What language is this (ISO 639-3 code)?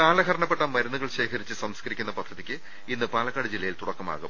mal